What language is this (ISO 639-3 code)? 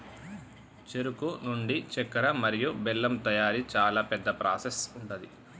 tel